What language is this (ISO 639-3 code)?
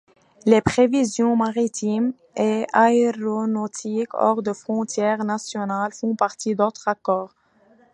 fra